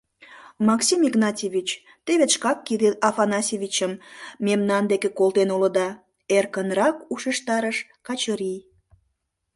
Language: Mari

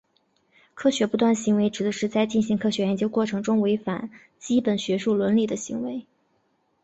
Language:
Chinese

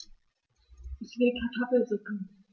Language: German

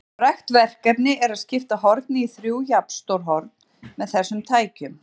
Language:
Icelandic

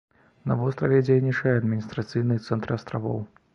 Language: Belarusian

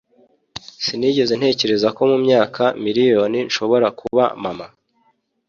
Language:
Kinyarwanda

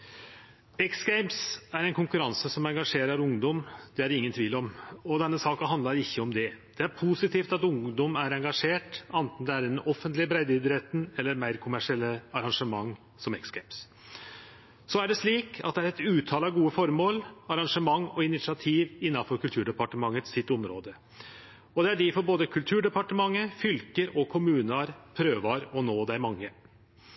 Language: Norwegian Nynorsk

